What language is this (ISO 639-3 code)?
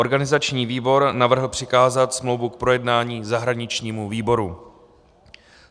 ces